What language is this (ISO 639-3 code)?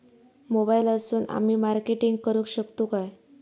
mar